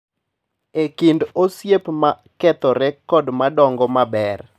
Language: Luo (Kenya and Tanzania)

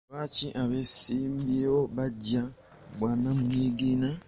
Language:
Ganda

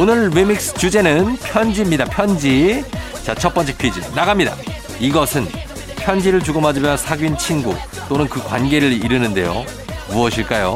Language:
Korean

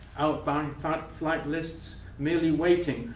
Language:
English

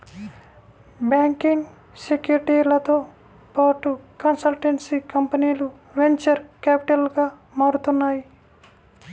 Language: Telugu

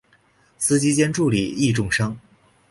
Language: Chinese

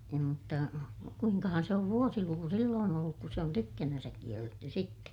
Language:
Finnish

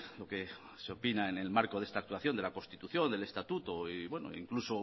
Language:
Spanish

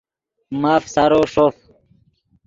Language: Yidgha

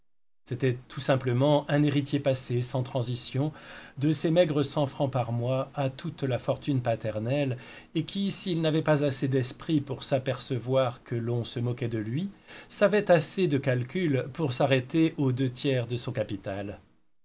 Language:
French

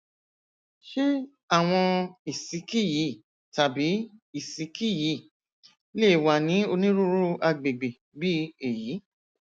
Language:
Yoruba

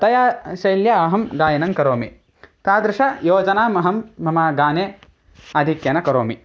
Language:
Sanskrit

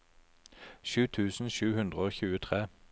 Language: Norwegian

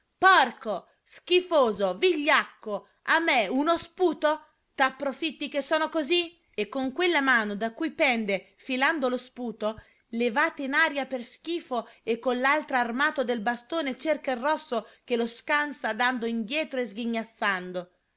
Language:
Italian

